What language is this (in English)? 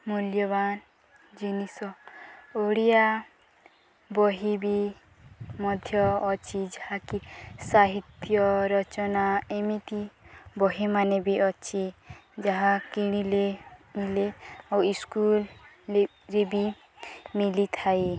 Odia